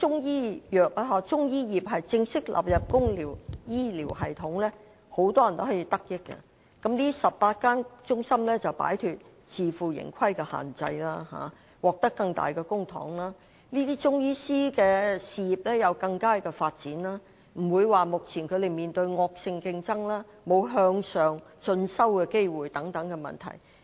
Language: Cantonese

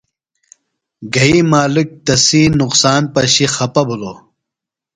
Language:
Phalura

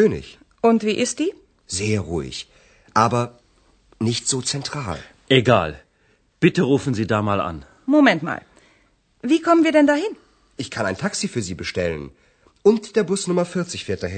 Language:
Urdu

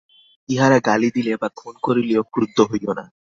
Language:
Bangla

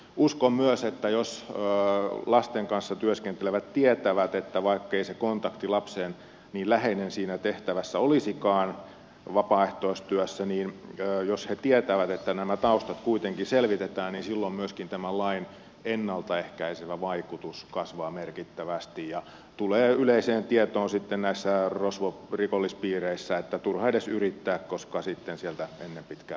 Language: Finnish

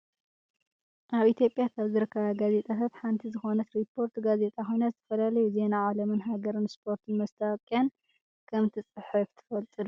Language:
Tigrinya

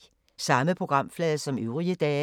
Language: Danish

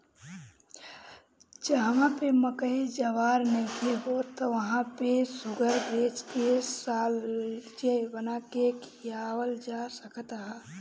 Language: Bhojpuri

